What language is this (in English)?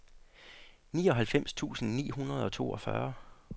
Danish